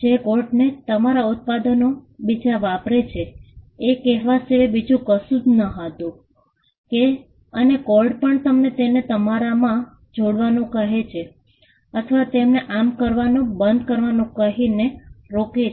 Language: Gujarati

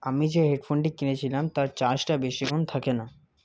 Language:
Bangla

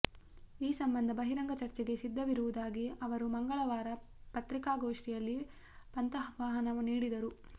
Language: Kannada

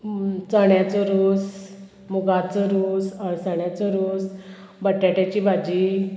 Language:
Konkani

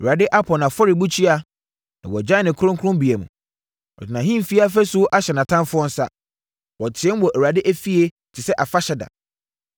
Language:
Akan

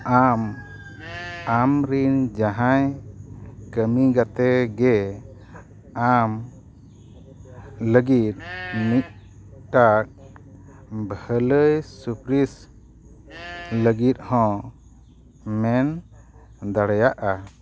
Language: Santali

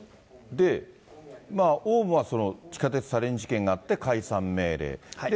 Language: Japanese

